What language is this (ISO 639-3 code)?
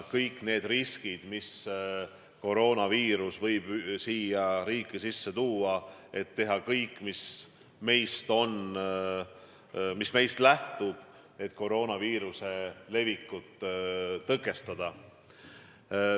est